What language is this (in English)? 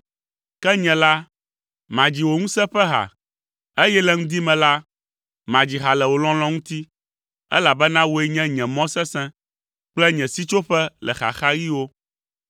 Ewe